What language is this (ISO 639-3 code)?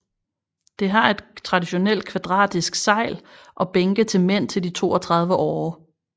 dan